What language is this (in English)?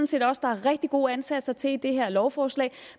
Danish